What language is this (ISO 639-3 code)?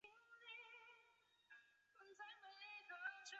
zho